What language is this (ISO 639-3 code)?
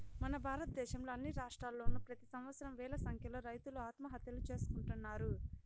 tel